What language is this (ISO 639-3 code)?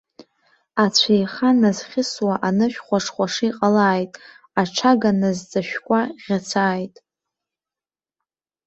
abk